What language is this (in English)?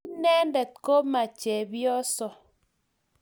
Kalenjin